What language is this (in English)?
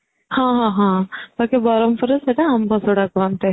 Odia